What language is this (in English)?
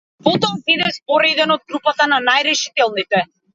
Macedonian